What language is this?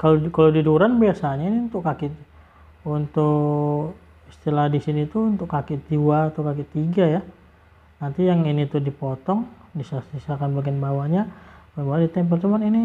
Indonesian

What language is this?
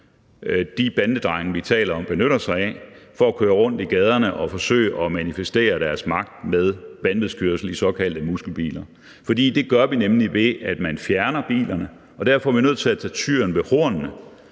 Danish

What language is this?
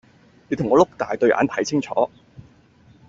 Cantonese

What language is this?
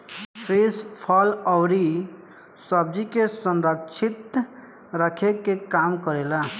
Bhojpuri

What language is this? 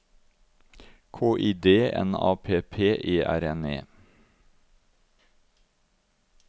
Norwegian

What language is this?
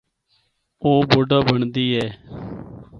Northern Hindko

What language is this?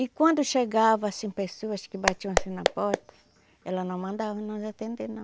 Portuguese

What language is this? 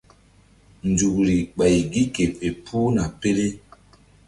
Mbum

